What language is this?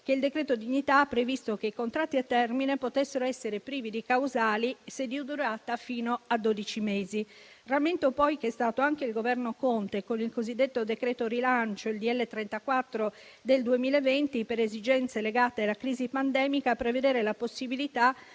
Italian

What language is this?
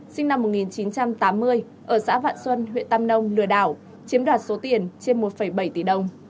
Vietnamese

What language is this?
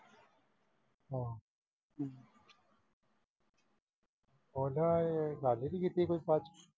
Punjabi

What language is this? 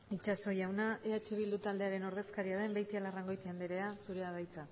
Basque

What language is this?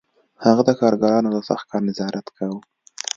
Pashto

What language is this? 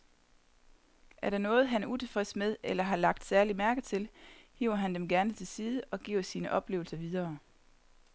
Danish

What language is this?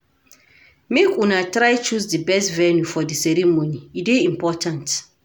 Nigerian Pidgin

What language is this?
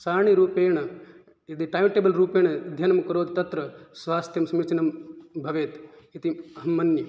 Sanskrit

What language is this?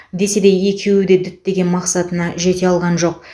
Kazakh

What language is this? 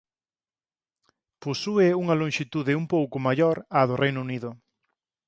Galician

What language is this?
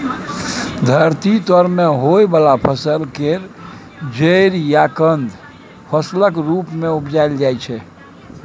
Maithili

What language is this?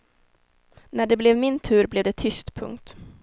Swedish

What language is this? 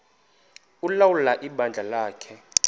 Xhosa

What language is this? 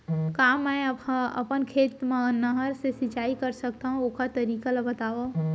Chhattisgarhi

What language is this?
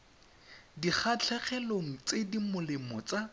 Tswana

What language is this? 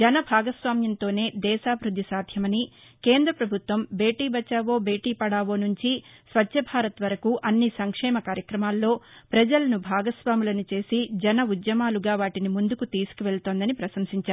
Telugu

